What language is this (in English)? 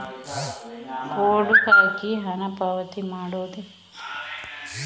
Kannada